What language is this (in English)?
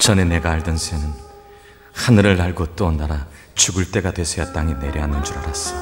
Korean